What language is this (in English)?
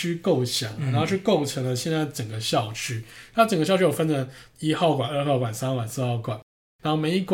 Chinese